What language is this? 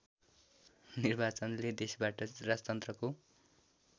Nepali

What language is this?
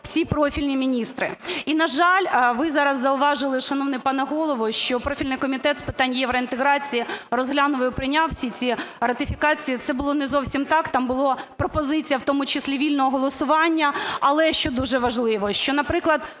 Ukrainian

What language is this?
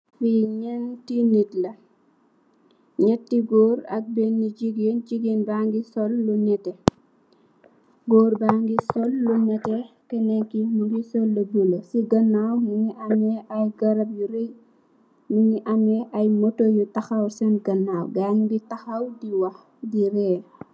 Wolof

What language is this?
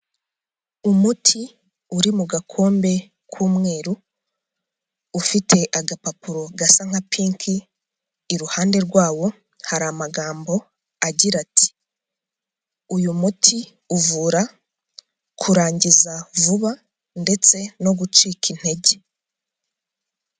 Kinyarwanda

